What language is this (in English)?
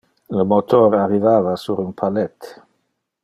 Interlingua